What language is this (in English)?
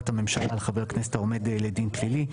Hebrew